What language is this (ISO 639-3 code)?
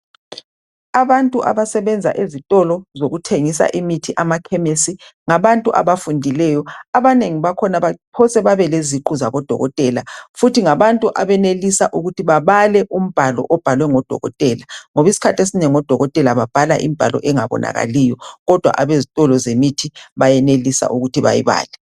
nde